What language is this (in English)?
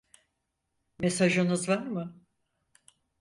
Turkish